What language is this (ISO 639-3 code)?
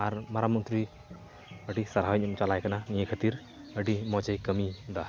sat